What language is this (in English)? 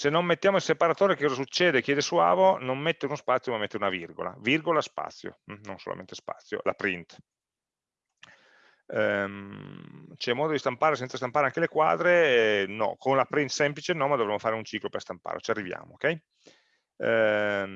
Italian